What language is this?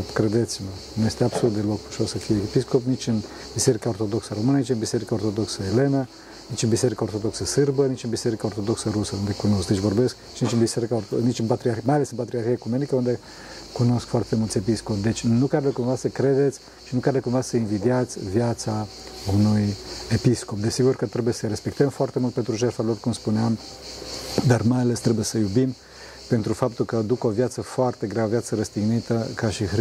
Romanian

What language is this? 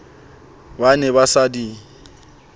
Southern Sotho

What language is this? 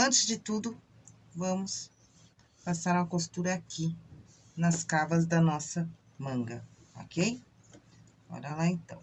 Portuguese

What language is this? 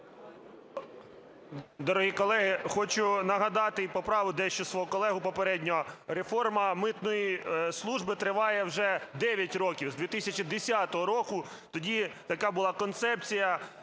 Ukrainian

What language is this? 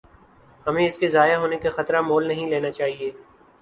Urdu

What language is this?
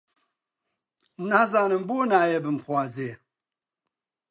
Central Kurdish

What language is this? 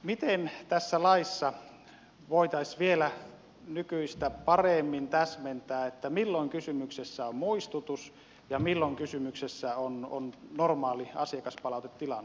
Finnish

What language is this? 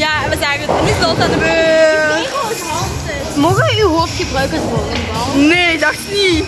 Dutch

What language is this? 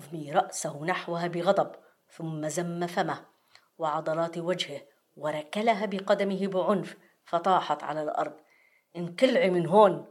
Arabic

